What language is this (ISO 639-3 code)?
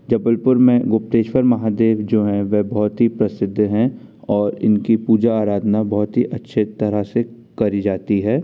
hin